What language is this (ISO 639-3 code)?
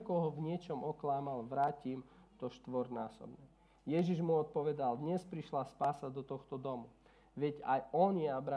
slk